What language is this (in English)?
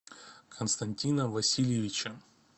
Russian